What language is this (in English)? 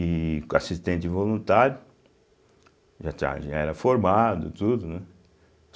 Portuguese